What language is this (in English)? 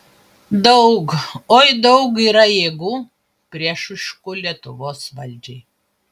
Lithuanian